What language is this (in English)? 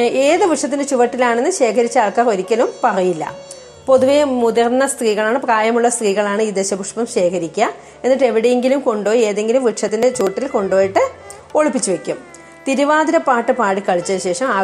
Malayalam